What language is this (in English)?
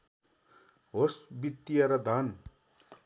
Nepali